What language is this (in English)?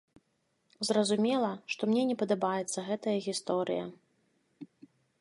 Belarusian